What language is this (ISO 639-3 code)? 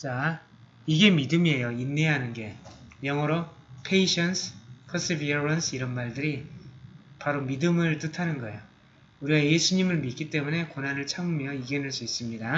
kor